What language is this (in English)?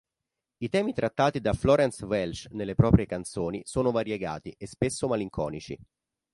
Italian